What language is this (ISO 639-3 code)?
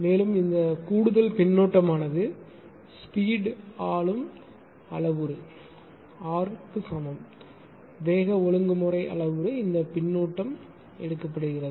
tam